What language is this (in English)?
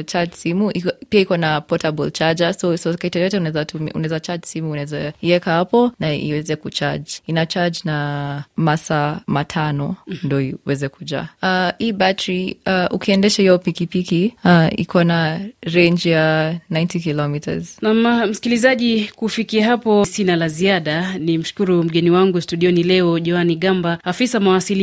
Swahili